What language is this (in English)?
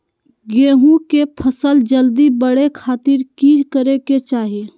Magahi